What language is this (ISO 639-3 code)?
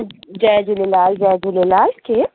snd